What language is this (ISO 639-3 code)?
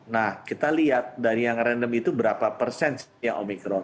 ind